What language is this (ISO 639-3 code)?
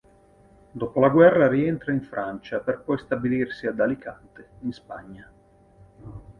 ita